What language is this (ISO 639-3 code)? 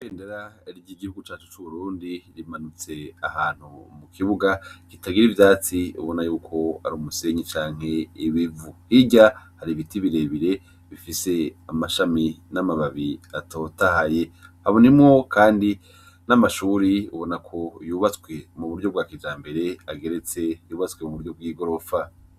run